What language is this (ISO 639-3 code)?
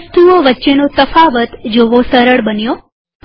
guj